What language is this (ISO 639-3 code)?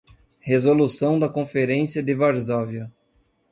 por